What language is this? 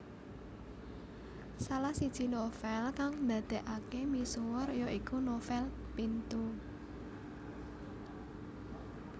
Javanese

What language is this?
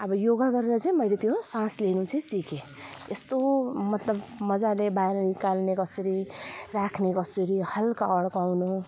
Nepali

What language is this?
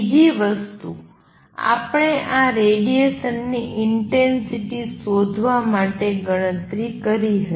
Gujarati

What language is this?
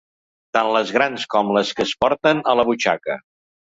Catalan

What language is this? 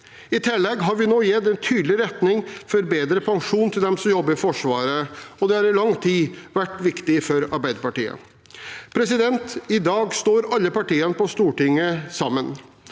Norwegian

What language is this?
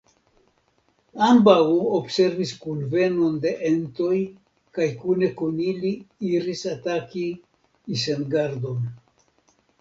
Esperanto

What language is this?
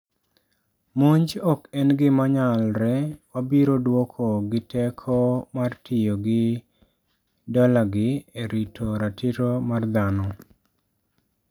Luo (Kenya and Tanzania)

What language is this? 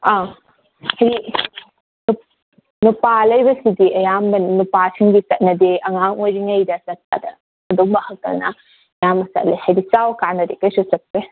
Manipuri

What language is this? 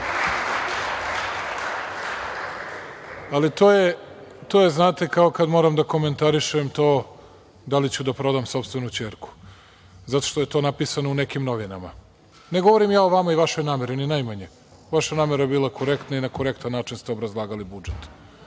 Serbian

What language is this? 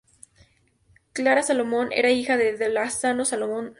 Spanish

